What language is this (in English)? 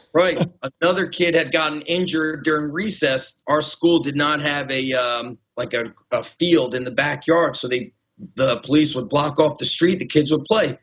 English